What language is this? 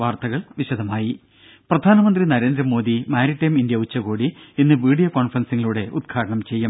Malayalam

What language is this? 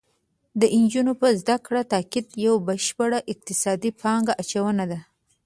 Pashto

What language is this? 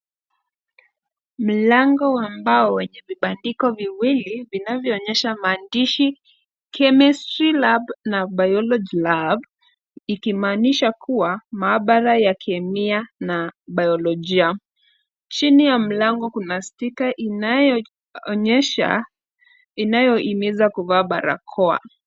Swahili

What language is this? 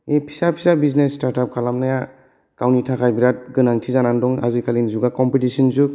Bodo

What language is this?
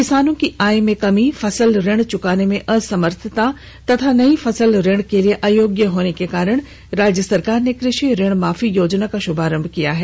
Hindi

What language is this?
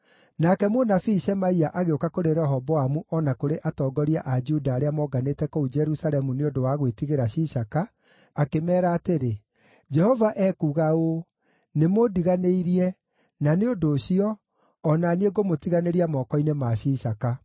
Kikuyu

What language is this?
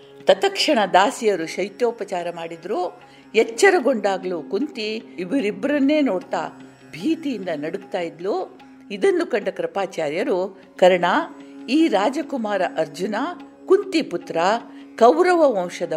Kannada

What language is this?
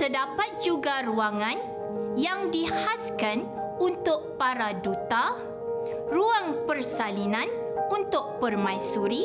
Malay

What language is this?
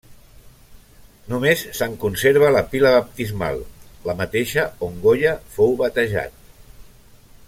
Catalan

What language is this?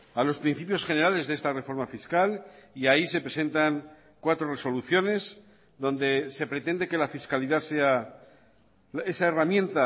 Spanish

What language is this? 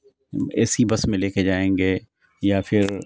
Urdu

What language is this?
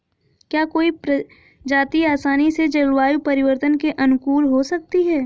Hindi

